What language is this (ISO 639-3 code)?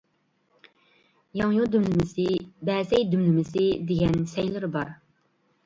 uig